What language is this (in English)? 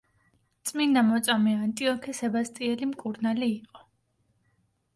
Georgian